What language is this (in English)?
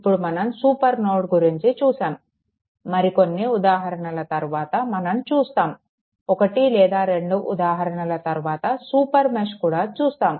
Telugu